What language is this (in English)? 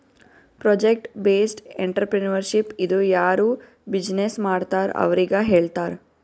Kannada